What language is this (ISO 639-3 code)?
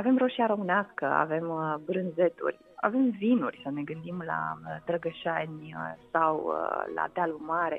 ron